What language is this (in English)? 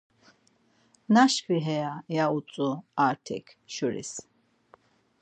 Laz